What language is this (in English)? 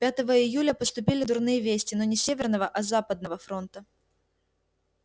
Russian